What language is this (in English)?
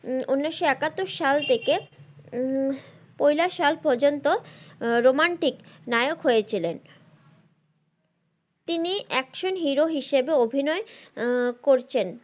Bangla